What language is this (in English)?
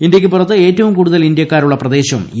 Malayalam